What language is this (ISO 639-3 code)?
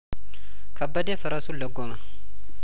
amh